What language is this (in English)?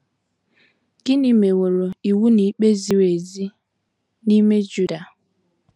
Igbo